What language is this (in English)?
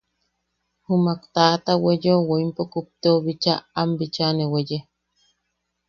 Yaqui